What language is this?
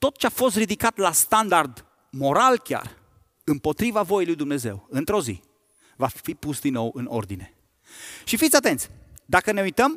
Romanian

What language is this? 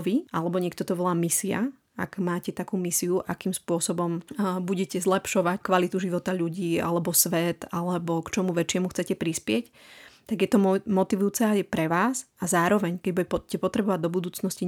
Slovak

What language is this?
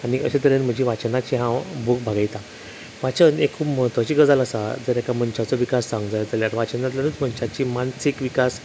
Konkani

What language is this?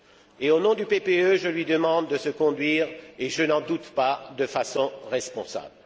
French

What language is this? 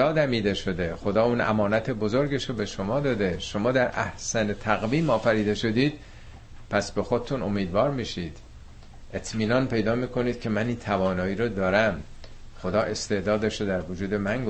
Persian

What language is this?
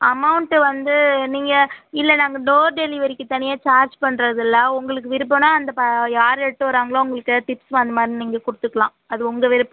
Tamil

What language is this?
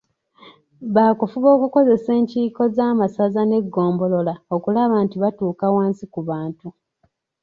Ganda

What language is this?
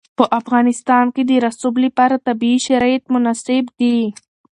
Pashto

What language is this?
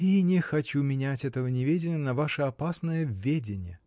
Russian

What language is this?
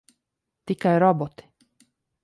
Latvian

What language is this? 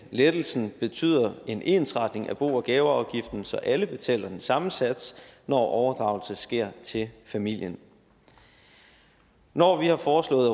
Danish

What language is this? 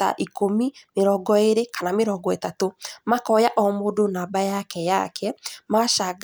Kikuyu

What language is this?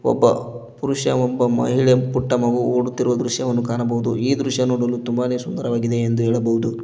Kannada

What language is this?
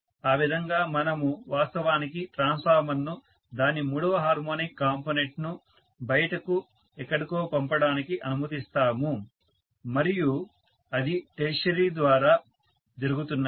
Telugu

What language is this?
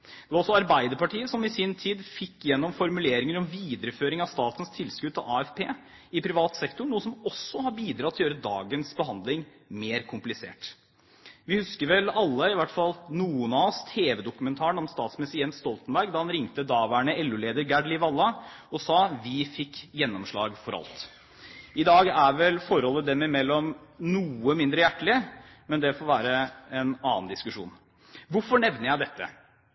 Norwegian Bokmål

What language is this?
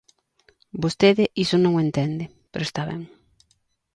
Galician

